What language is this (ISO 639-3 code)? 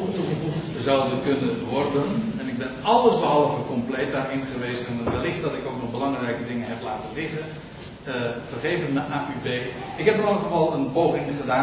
nld